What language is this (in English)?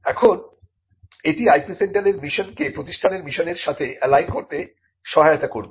Bangla